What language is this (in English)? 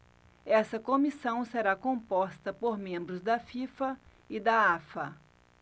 Portuguese